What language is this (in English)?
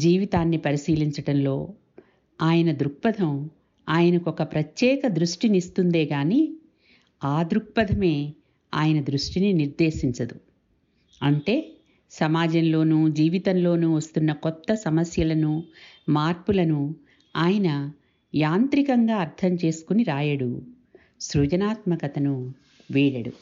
Telugu